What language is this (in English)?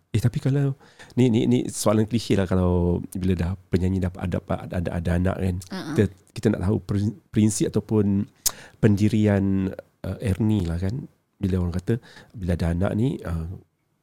Malay